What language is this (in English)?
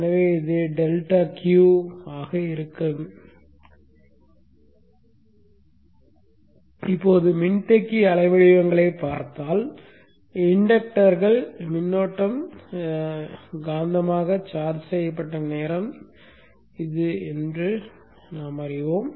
Tamil